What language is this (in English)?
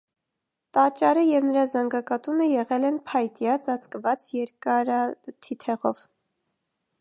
Armenian